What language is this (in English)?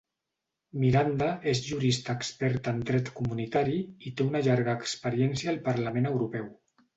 Catalan